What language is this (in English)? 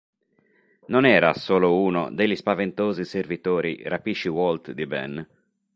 Italian